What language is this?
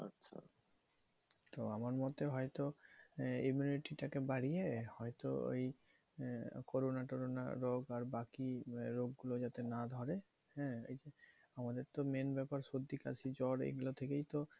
Bangla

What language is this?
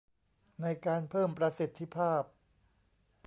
Thai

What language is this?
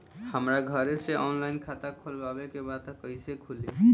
Bhojpuri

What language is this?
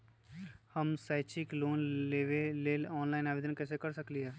Magahi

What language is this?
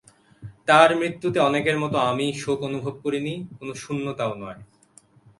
Bangla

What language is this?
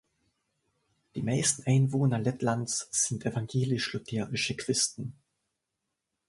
German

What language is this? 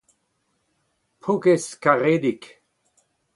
Breton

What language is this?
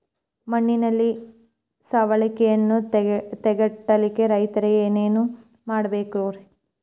Kannada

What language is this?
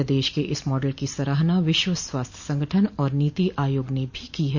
Hindi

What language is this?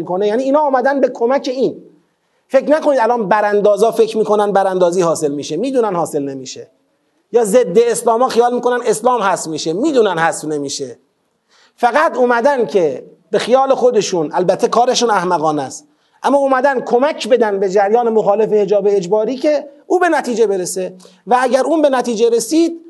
Persian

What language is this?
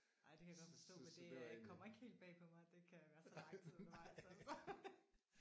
Danish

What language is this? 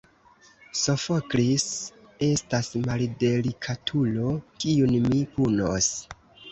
Esperanto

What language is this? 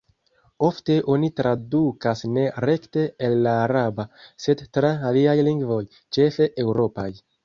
Esperanto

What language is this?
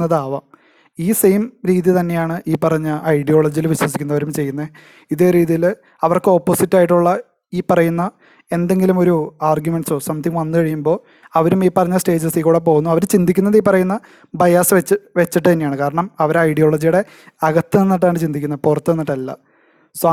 Malayalam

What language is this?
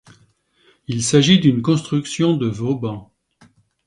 French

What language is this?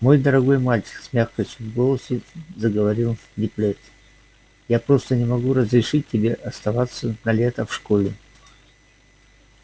Russian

